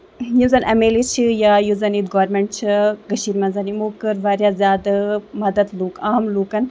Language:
Kashmiri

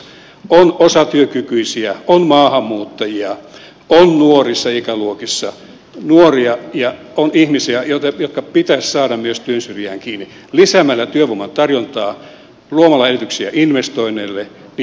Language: Finnish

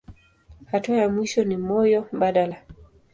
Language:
Swahili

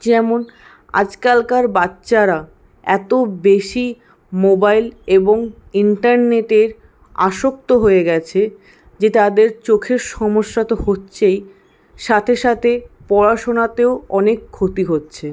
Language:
Bangla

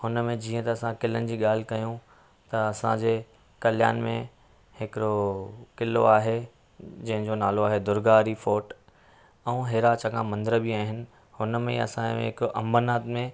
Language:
Sindhi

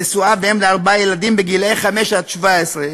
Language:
Hebrew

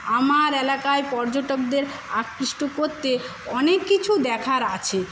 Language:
Bangla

